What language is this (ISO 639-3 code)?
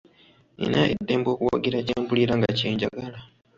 lug